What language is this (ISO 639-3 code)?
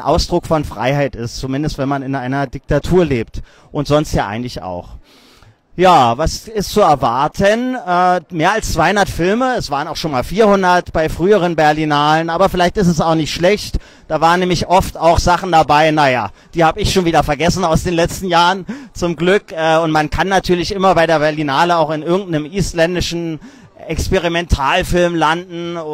deu